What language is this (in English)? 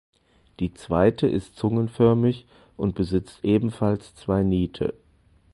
German